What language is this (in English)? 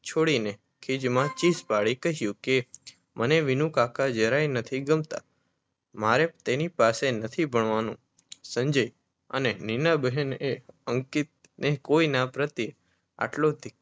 Gujarati